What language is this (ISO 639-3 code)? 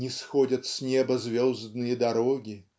rus